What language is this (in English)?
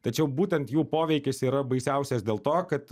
Lithuanian